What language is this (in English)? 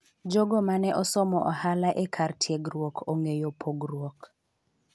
Luo (Kenya and Tanzania)